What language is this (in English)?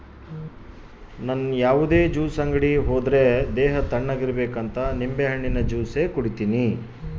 Kannada